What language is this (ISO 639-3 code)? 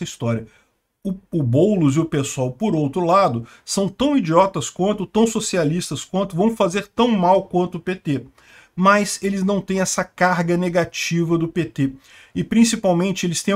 por